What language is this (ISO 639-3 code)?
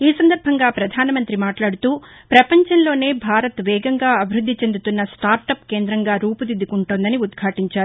tel